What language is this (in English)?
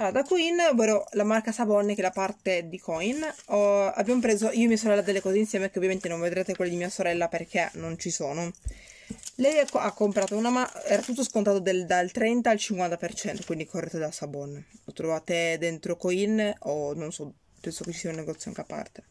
Italian